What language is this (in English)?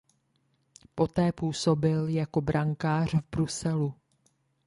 Czech